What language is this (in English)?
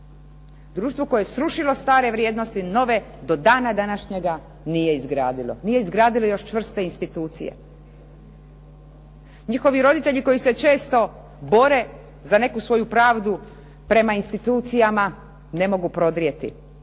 Croatian